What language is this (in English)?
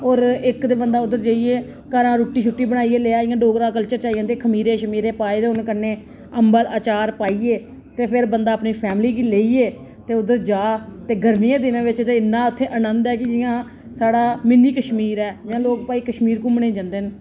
Dogri